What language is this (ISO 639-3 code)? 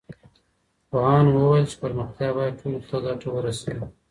pus